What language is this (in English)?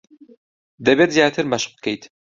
Central Kurdish